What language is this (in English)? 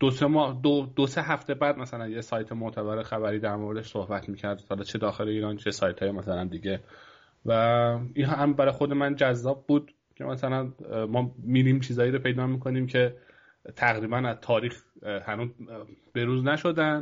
Persian